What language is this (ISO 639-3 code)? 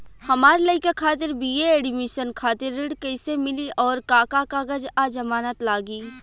bho